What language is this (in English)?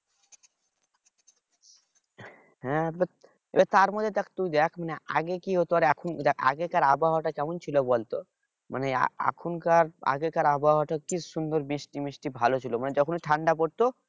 Bangla